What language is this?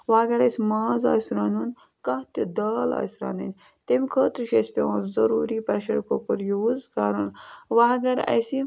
Kashmiri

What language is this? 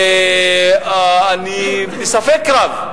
Hebrew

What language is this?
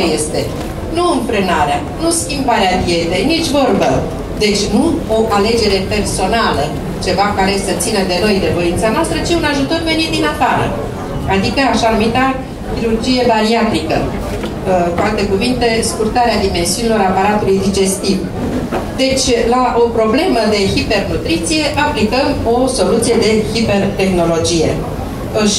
Romanian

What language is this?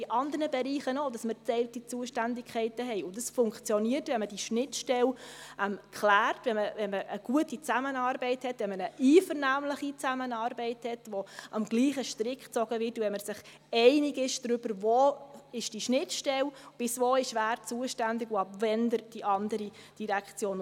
Swiss German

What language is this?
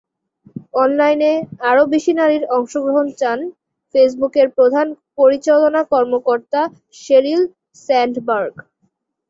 Bangla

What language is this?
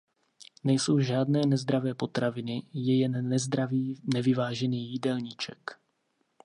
Czech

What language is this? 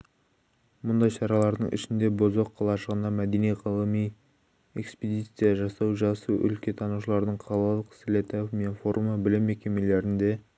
Kazakh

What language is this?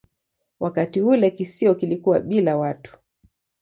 Swahili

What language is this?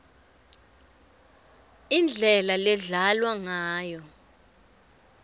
Swati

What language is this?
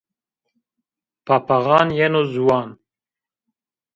Zaza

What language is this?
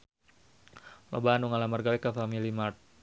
Sundanese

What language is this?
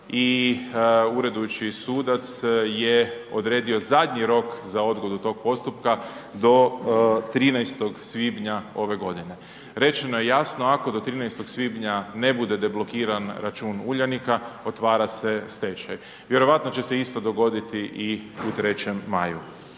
Croatian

